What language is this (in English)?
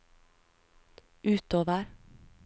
Norwegian